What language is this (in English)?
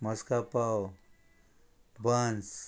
Konkani